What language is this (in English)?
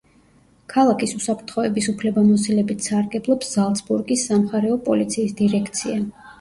Georgian